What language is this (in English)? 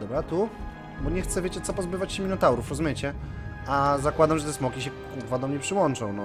Polish